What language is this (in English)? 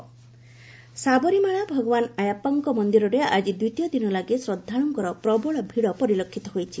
Odia